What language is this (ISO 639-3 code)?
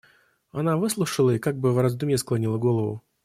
rus